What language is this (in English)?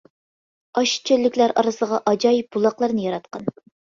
Uyghur